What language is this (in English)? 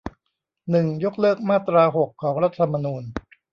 Thai